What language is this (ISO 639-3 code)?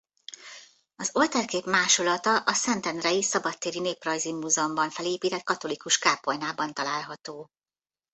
hun